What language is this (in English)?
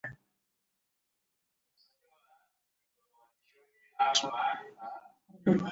Swahili